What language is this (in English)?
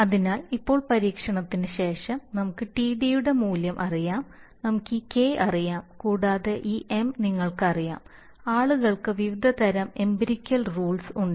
Malayalam